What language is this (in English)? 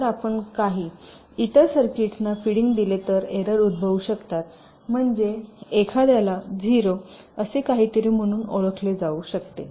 Marathi